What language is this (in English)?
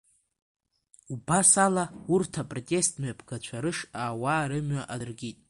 Abkhazian